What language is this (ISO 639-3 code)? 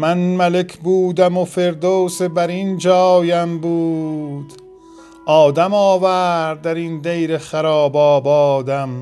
fas